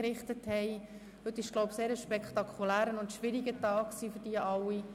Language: Swiss German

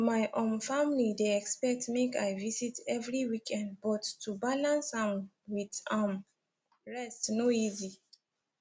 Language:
Nigerian Pidgin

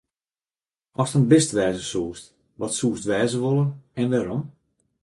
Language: Western Frisian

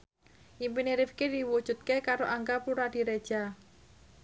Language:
Javanese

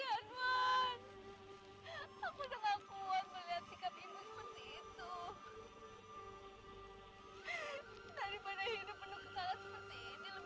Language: Indonesian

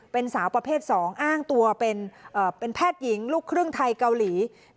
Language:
Thai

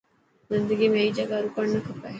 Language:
Dhatki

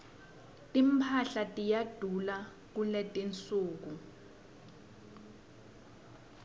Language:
Swati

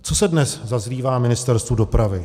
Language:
Czech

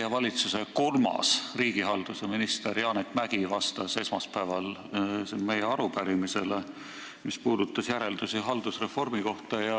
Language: Estonian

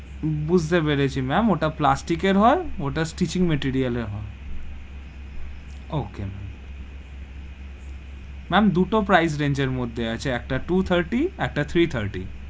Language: Bangla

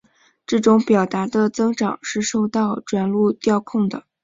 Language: Chinese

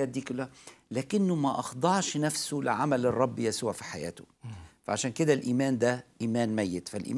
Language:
Arabic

